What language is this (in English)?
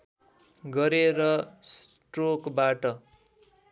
Nepali